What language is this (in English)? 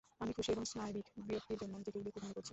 Bangla